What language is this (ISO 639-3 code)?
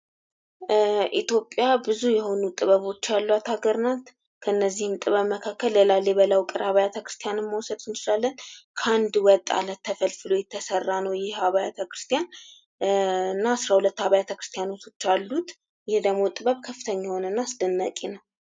amh